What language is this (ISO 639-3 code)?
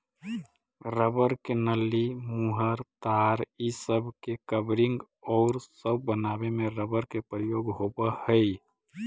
mag